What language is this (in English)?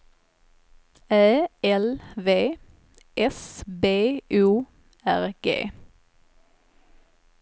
Swedish